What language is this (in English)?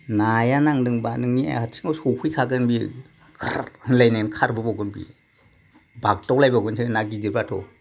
Bodo